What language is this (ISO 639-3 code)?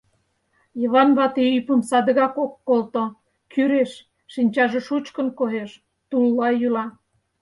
chm